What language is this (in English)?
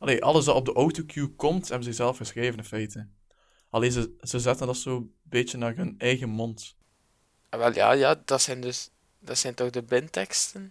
Dutch